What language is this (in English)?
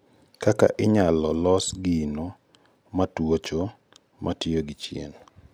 Luo (Kenya and Tanzania)